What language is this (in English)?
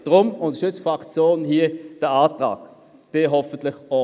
Swiss German